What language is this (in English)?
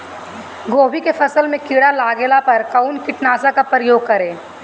Bhojpuri